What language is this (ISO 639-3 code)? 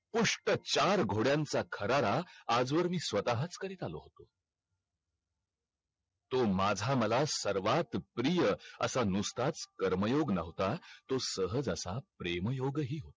mar